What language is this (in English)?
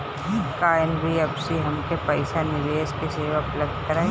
Bhojpuri